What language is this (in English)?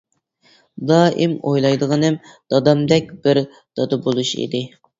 Uyghur